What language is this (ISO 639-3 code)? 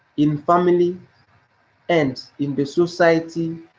eng